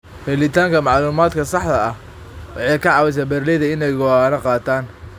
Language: Somali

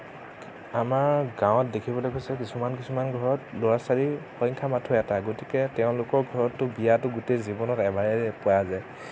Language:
Assamese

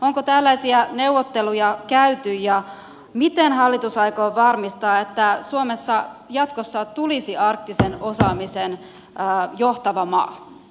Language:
Finnish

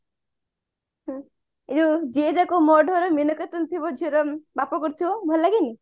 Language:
Odia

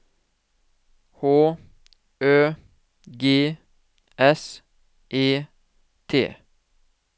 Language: Norwegian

